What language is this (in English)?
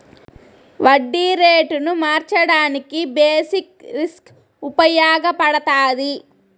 Telugu